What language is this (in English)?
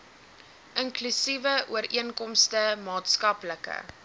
Afrikaans